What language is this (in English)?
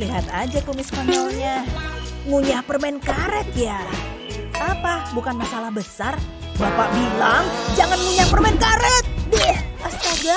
Indonesian